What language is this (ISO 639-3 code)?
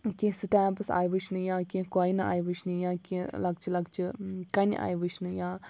kas